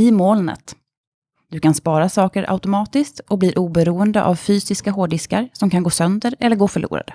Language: Swedish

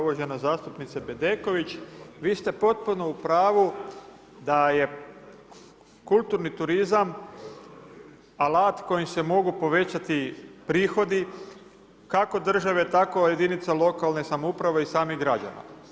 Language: Croatian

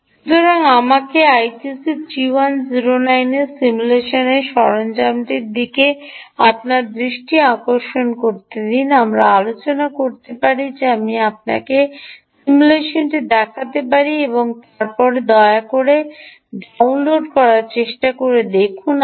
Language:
Bangla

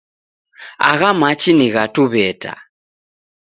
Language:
Taita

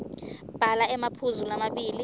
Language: Swati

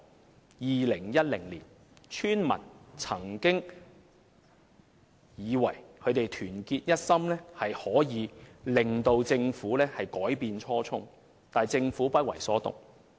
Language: Cantonese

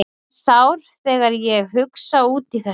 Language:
Icelandic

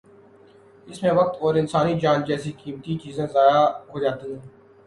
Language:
Urdu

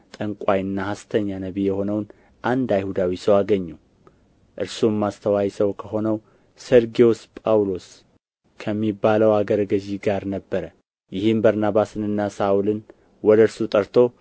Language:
Amharic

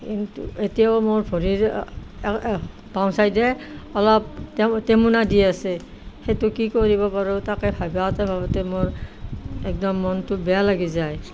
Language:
Assamese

